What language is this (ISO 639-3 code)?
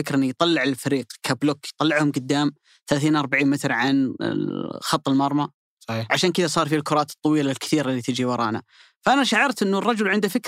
ara